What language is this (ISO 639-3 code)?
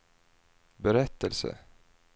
swe